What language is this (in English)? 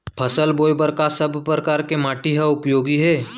Chhattisgarhi